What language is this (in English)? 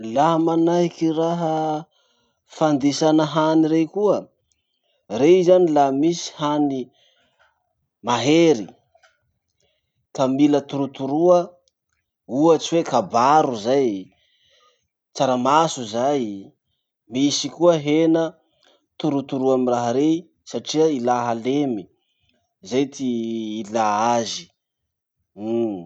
Masikoro Malagasy